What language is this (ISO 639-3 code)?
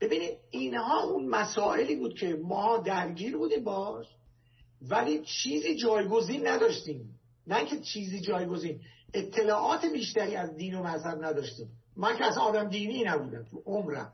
fas